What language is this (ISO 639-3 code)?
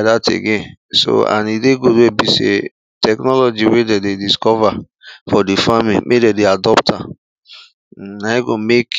pcm